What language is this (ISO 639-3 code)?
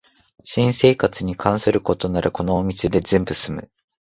jpn